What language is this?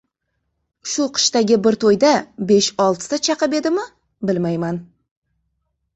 Uzbek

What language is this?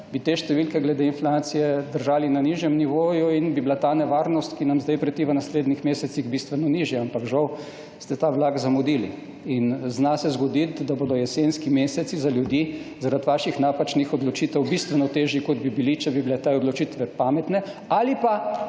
Slovenian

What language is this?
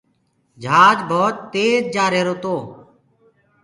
Gurgula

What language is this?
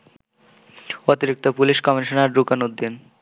Bangla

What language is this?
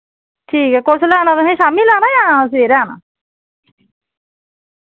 Dogri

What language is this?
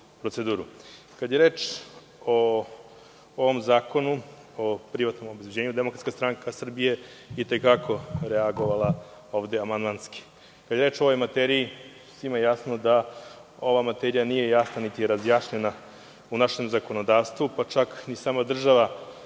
Serbian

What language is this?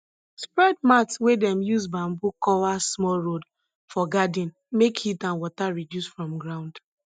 Nigerian Pidgin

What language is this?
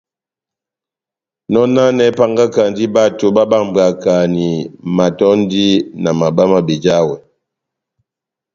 Batanga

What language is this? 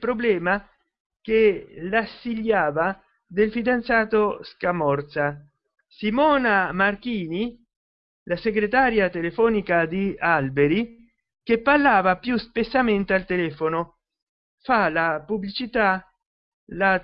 Italian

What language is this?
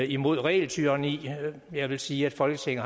Danish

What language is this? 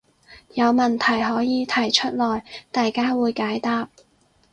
Cantonese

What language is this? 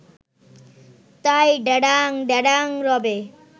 Bangla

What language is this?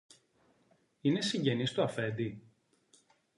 Greek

